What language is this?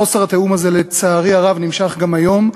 Hebrew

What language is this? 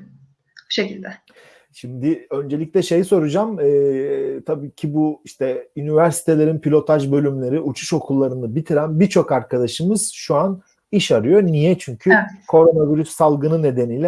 Turkish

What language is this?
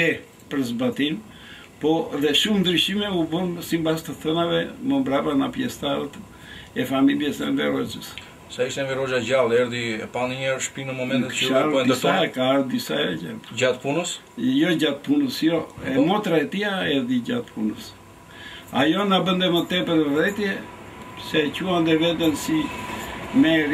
Romanian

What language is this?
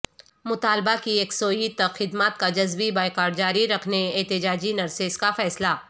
Urdu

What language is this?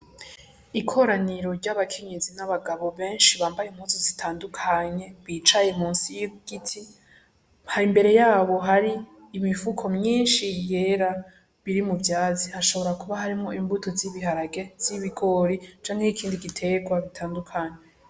Rundi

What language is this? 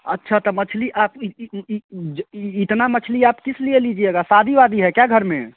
Hindi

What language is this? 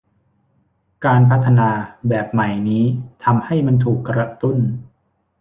Thai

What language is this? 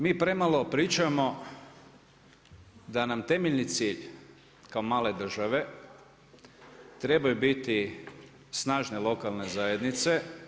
Croatian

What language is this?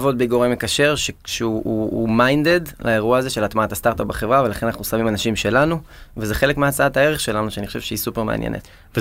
Hebrew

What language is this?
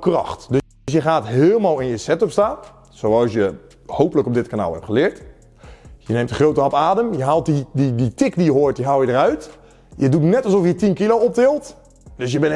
Dutch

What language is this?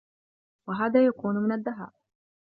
Arabic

